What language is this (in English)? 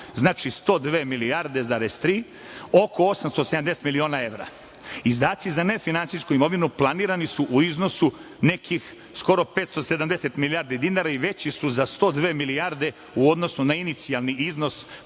Serbian